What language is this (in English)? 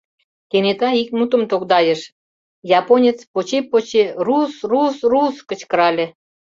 Mari